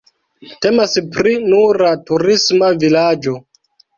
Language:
Esperanto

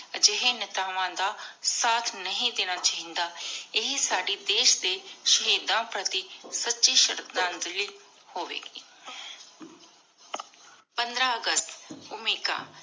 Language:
Punjabi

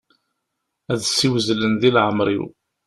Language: Kabyle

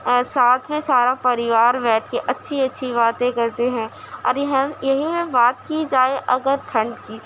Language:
Urdu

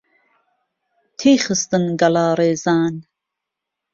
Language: Central Kurdish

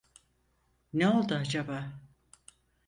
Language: Turkish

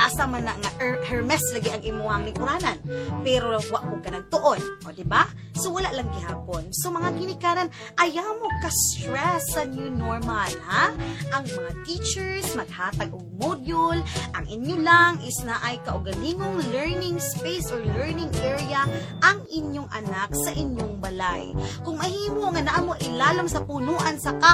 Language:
Filipino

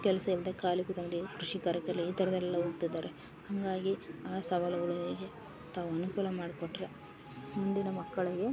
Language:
Kannada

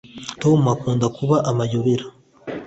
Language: Kinyarwanda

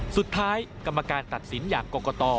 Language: Thai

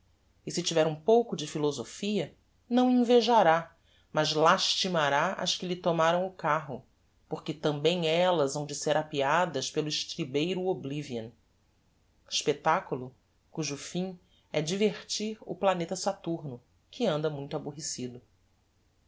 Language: Portuguese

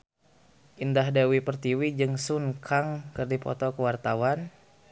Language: Sundanese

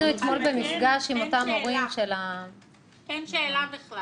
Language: Hebrew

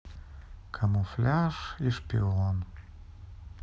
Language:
Russian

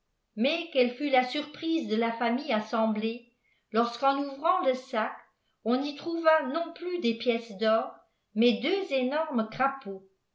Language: French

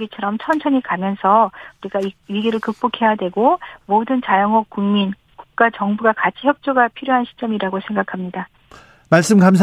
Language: Korean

